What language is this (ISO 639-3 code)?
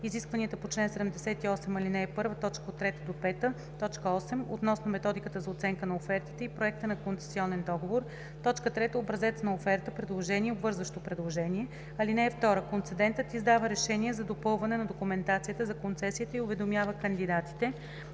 bul